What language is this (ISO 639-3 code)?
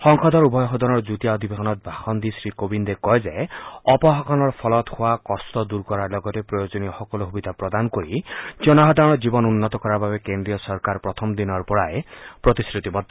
asm